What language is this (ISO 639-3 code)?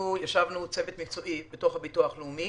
heb